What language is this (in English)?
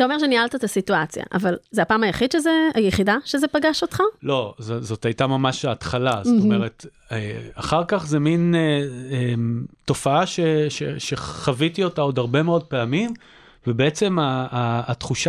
Hebrew